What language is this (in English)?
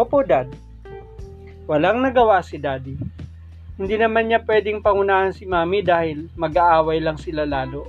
Filipino